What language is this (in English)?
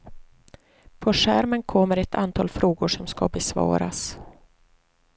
Swedish